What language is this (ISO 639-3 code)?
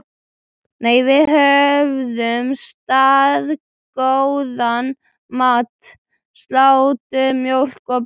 isl